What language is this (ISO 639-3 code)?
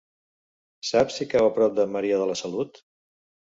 cat